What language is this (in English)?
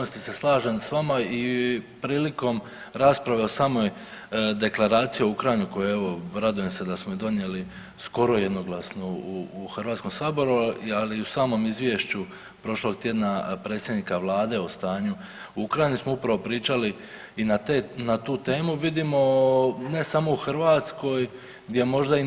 Croatian